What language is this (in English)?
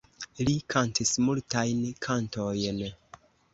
Esperanto